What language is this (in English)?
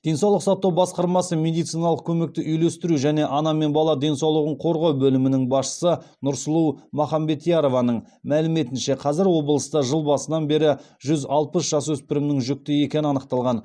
Kazakh